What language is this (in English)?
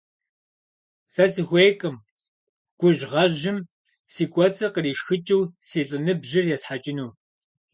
Kabardian